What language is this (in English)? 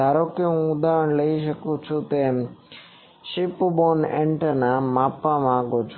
Gujarati